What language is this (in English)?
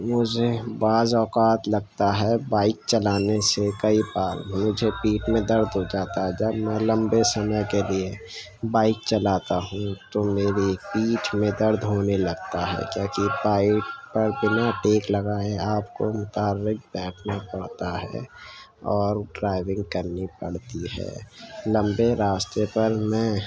Urdu